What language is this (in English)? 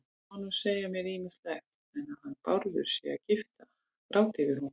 Icelandic